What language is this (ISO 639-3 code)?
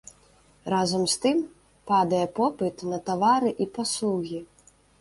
bel